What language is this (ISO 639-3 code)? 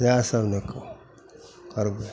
mai